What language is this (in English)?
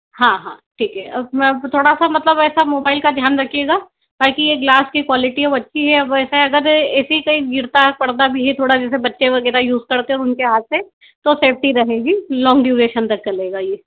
Hindi